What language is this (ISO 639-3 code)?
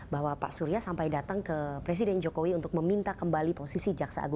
ind